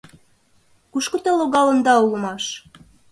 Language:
Mari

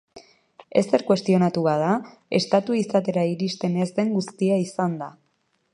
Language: Basque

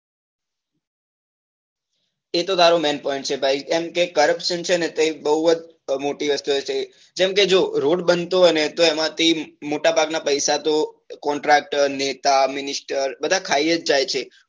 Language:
Gujarati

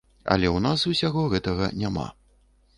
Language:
Belarusian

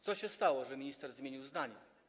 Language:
Polish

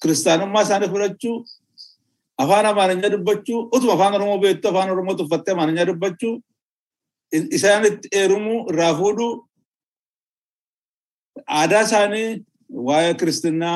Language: Swedish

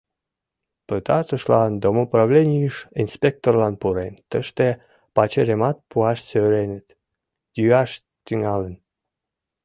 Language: Mari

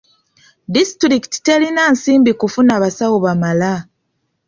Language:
Ganda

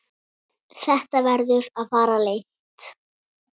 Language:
Icelandic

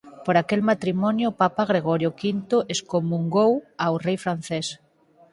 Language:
Galician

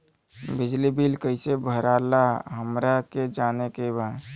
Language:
Bhojpuri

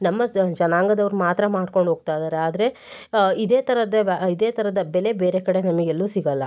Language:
Kannada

